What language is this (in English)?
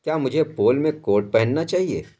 Urdu